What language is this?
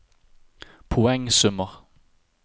Norwegian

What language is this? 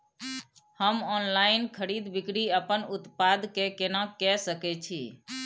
Maithili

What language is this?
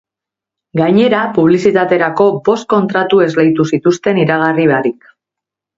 Basque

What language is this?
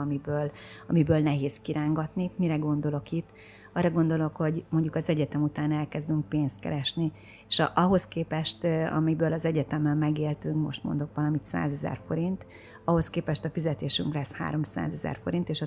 Hungarian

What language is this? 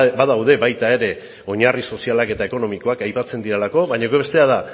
Basque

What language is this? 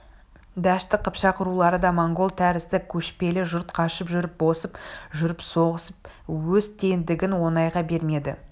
Kazakh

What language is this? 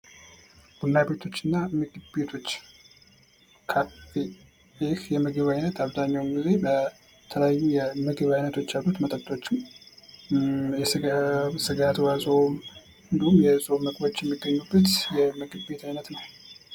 Amharic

